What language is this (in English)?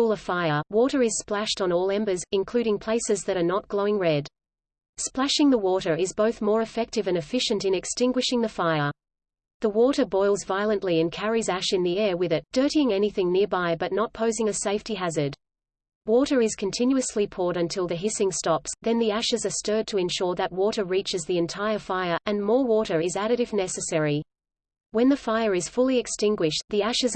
English